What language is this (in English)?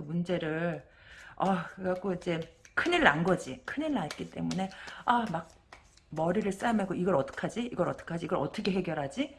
Korean